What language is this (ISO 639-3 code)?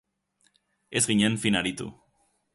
eus